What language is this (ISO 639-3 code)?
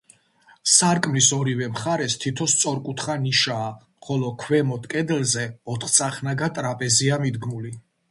kat